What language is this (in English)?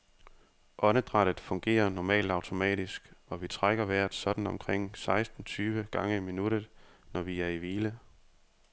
Danish